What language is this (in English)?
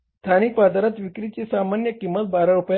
Marathi